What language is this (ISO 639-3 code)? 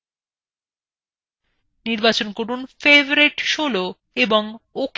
ben